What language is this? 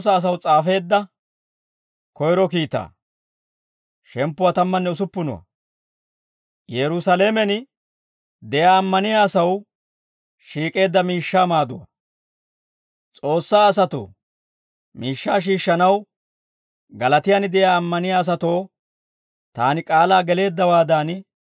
Dawro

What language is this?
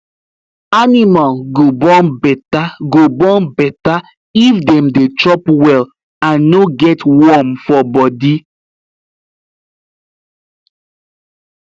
Nigerian Pidgin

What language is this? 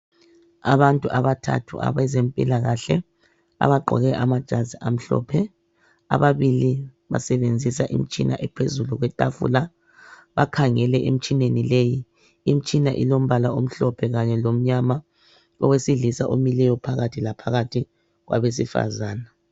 North Ndebele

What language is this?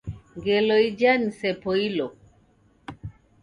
Taita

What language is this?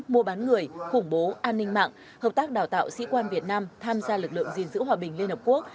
Vietnamese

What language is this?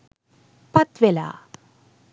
Sinhala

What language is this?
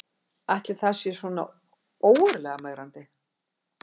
Icelandic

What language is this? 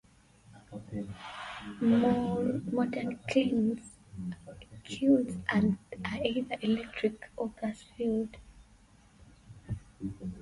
English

